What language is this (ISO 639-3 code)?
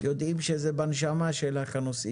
heb